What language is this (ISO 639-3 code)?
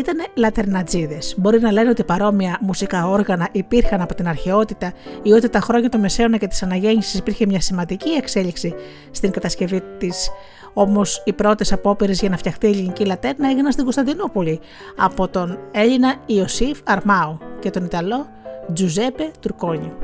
ell